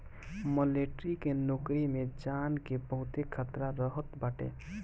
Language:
Bhojpuri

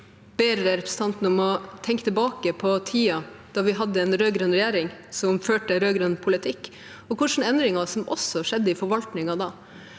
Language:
Norwegian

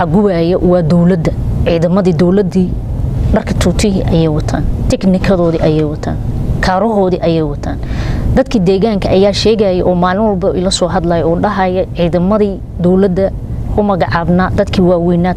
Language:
Arabic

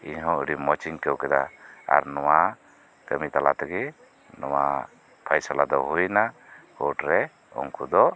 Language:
Santali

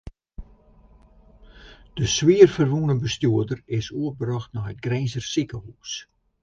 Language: Western Frisian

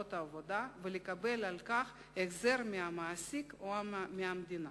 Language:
Hebrew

